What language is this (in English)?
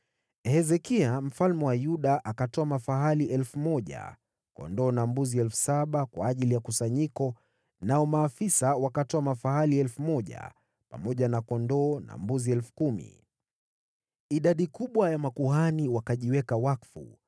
Swahili